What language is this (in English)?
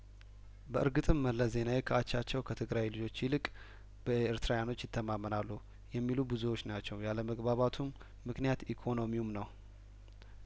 Amharic